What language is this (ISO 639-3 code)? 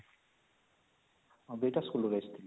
ori